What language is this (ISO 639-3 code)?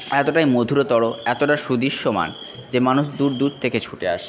ben